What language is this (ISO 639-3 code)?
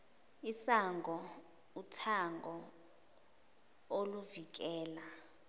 zul